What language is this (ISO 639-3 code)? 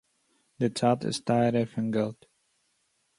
yid